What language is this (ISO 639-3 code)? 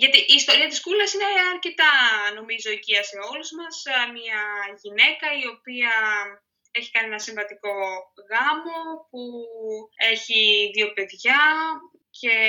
ell